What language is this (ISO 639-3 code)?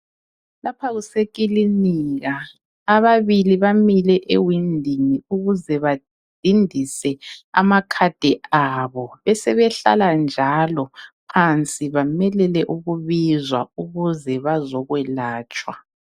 nde